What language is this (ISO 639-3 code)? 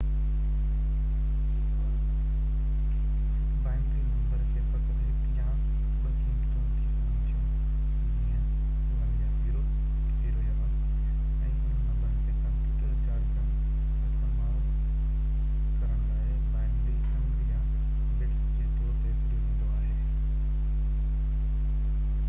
snd